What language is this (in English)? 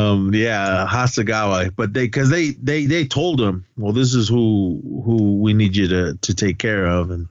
English